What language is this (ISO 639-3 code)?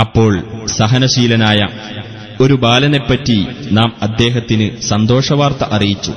mal